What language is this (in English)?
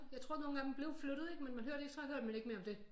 Danish